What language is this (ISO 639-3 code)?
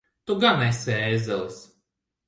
lav